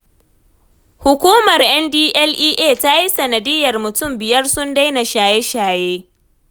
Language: Hausa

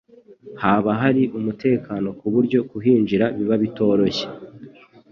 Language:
Kinyarwanda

